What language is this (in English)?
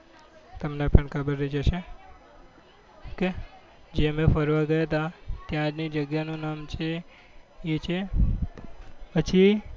Gujarati